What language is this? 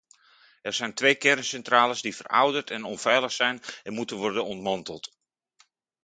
Dutch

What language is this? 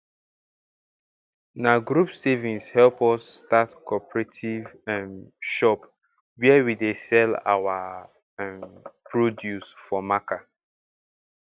Nigerian Pidgin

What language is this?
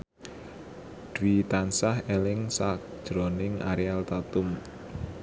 Javanese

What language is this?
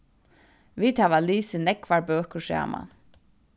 Faroese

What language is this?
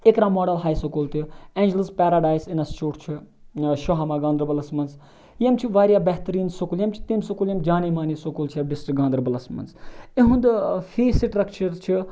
Kashmiri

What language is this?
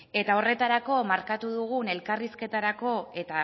Basque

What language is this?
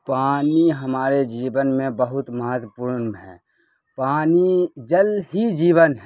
Urdu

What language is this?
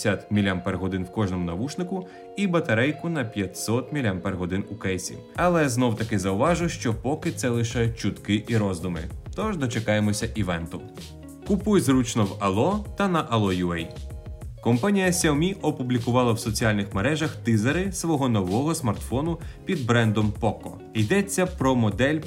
Ukrainian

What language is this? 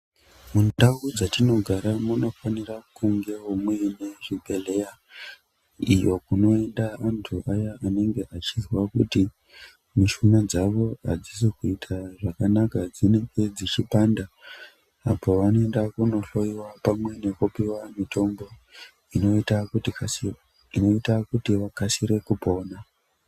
Ndau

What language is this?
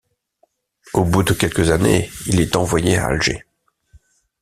French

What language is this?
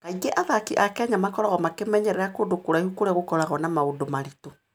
Kikuyu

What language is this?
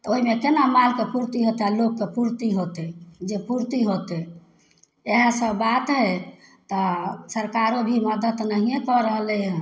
Maithili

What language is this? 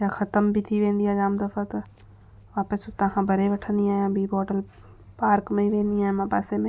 Sindhi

